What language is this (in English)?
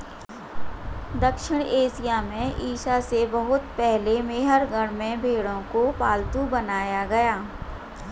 Hindi